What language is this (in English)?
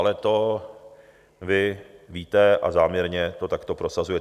Czech